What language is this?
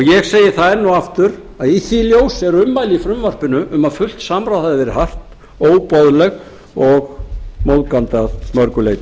Icelandic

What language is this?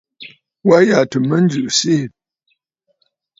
Bafut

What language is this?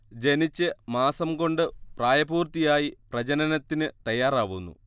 Malayalam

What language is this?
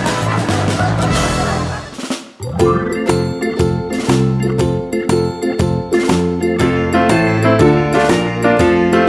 Turkish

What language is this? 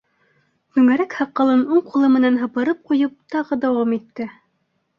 Bashkir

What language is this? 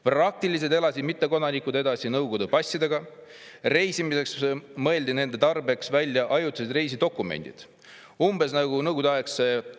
Estonian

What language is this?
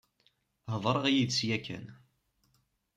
Kabyle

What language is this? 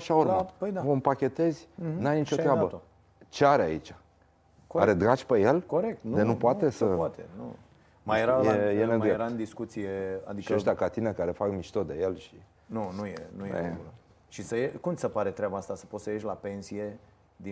Romanian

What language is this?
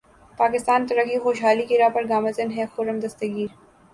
Urdu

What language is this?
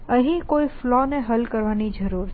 Gujarati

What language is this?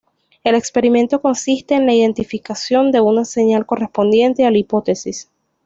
Spanish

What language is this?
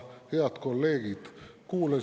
Estonian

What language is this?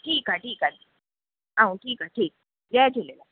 Sindhi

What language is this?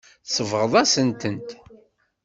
Kabyle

